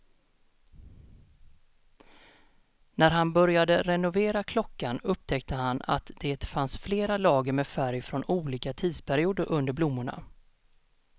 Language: Swedish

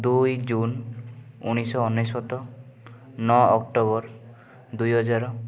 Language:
Odia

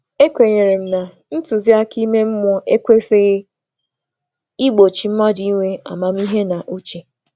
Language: Igbo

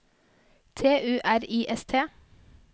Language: Norwegian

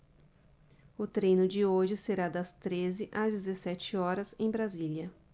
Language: Portuguese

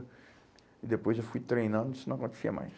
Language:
Portuguese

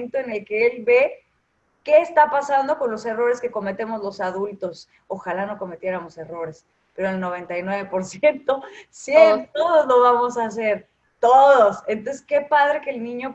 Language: Spanish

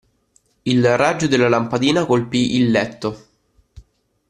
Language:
Italian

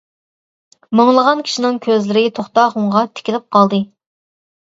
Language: Uyghur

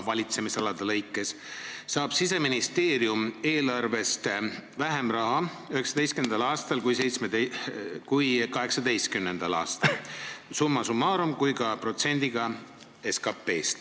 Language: Estonian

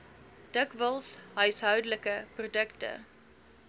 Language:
Afrikaans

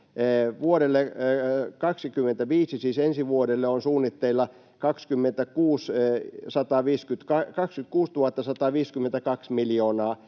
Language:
Finnish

